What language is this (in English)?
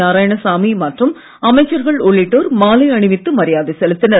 Tamil